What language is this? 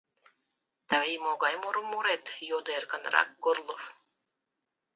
Mari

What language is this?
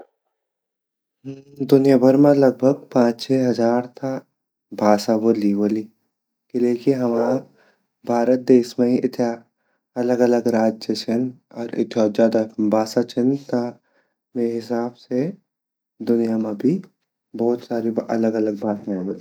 Garhwali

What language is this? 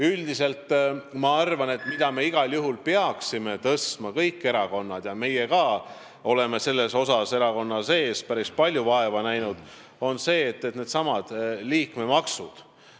Estonian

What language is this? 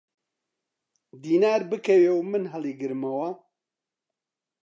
Central Kurdish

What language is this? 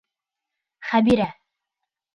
Bashkir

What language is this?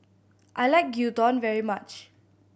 English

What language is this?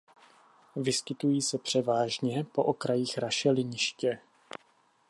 Czech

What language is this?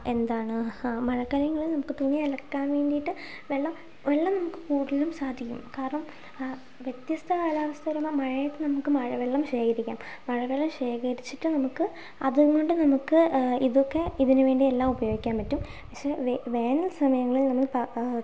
Malayalam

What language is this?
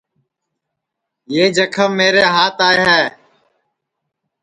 Sansi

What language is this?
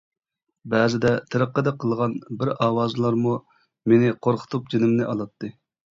Uyghur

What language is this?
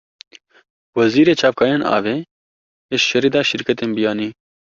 Kurdish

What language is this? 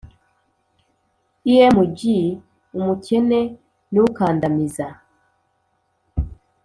Kinyarwanda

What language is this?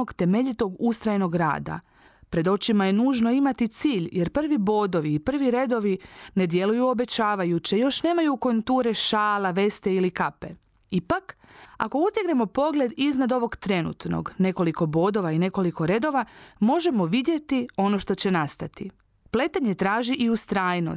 Croatian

